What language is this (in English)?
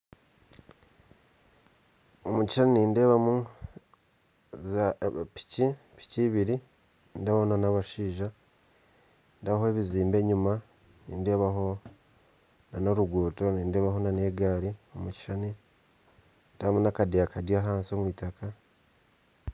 Nyankole